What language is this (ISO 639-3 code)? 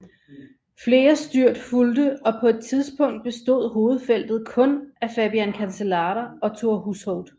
dan